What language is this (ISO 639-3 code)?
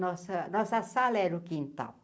por